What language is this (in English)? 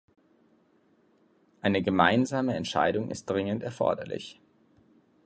German